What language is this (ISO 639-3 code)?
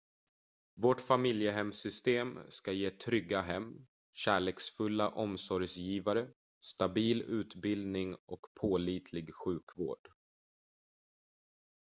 swe